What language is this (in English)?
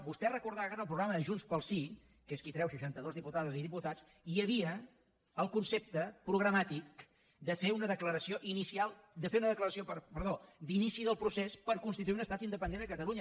Catalan